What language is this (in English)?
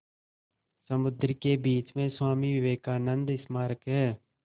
Hindi